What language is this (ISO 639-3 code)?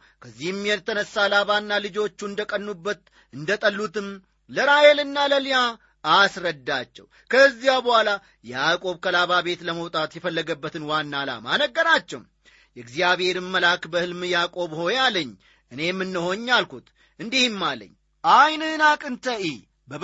amh